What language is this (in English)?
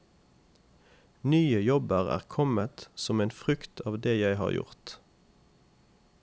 Norwegian